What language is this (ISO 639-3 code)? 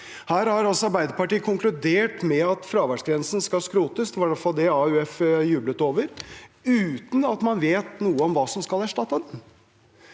nor